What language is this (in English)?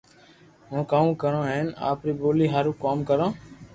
Loarki